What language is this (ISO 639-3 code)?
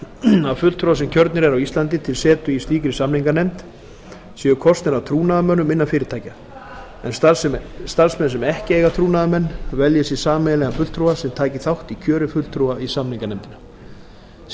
isl